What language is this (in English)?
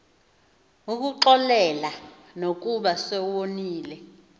Xhosa